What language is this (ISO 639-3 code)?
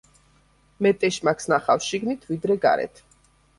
kat